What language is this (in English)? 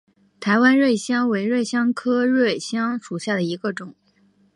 Chinese